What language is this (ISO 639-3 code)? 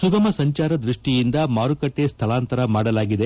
kan